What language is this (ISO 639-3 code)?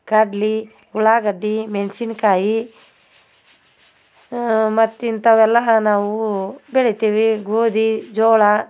kan